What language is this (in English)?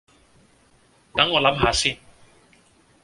Cantonese